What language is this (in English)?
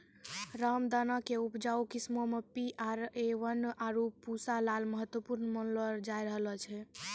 Maithili